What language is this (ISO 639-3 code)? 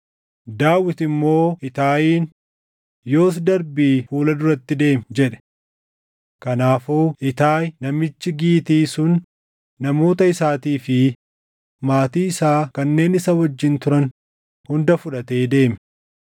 orm